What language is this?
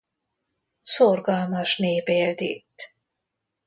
Hungarian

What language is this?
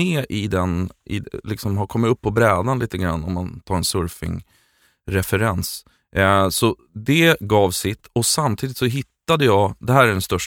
Swedish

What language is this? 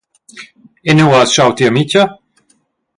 Romansh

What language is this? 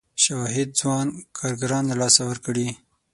Pashto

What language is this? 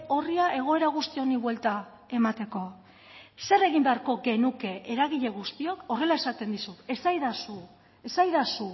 Basque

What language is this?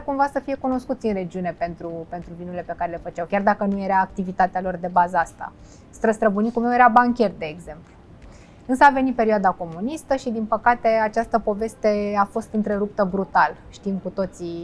Romanian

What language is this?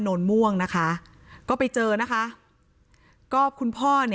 Thai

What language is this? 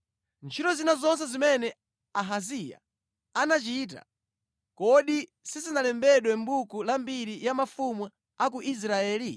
Nyanja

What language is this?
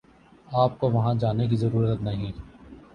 Urdu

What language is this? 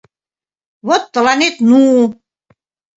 Mari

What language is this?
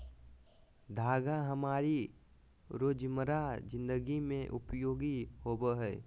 Magahi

